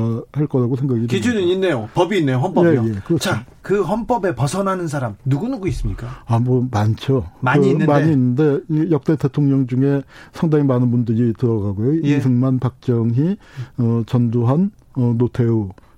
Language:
Korean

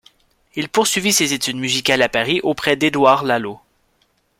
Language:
French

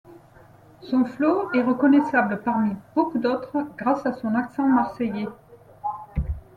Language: French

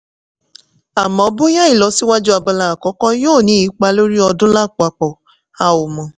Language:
Yoruba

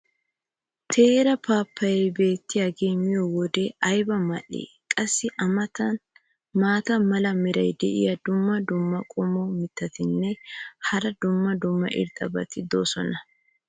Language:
Wolaytta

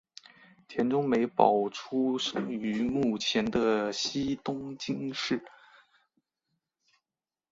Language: Chinese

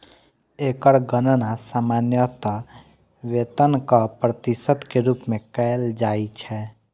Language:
Maithili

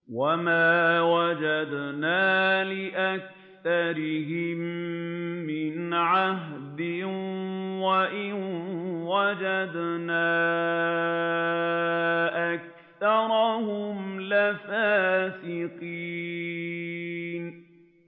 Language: Arabic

